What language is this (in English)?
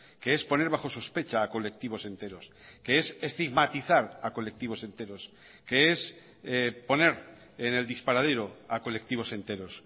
Spanish